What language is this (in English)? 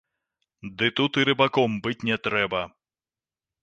Belarusian